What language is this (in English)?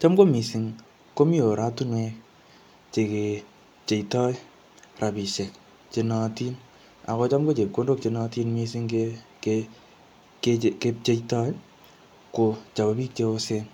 Kalenjin